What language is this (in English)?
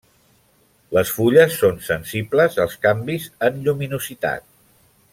Catalan